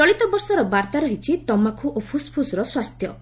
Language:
Odia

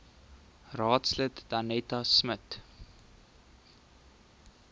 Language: Afrikaans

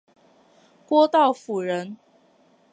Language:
Chinese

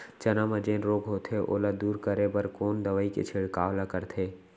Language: Chhattisgarhi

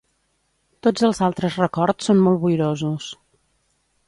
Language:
Catalan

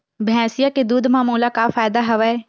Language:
Chhattisgarhi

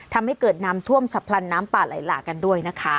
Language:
Thai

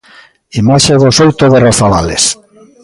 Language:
Galician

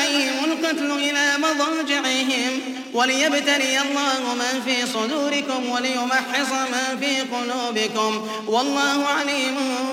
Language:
Arabic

